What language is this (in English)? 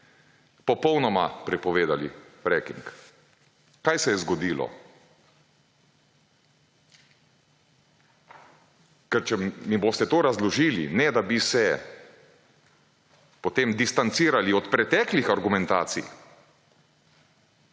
Slovenian